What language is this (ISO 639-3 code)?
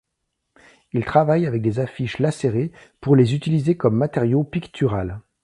fra